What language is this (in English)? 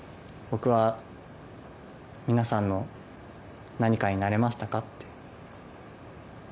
Japanese